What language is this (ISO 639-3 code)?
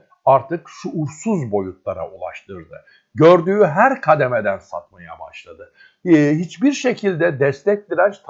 tur